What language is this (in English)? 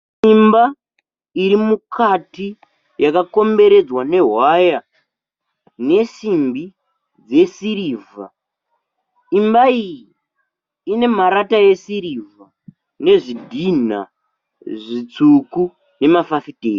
Shona